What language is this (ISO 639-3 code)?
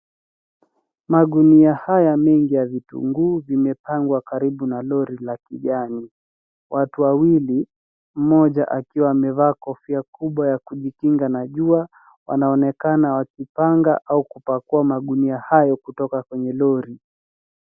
swa